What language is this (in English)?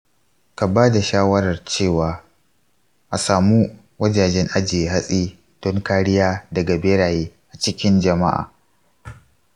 Hausa